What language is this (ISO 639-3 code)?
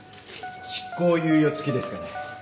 jpn